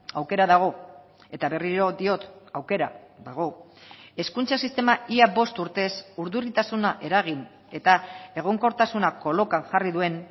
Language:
Basque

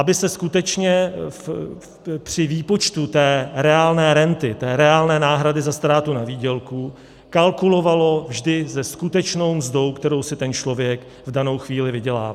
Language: Czech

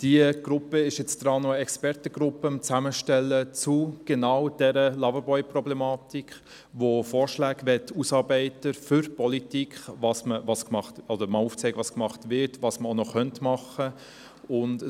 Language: Swiss German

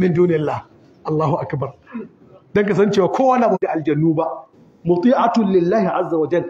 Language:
Arabic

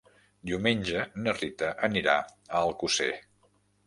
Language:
Catalan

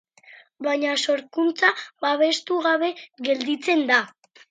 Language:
Basque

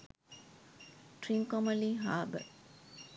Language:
Sinhala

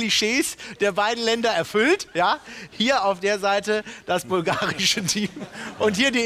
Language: German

